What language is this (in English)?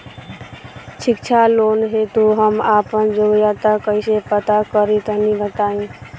Bhojpuri